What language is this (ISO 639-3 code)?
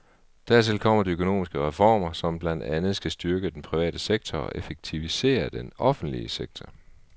dan